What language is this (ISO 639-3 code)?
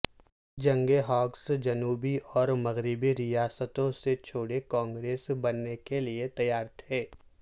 urd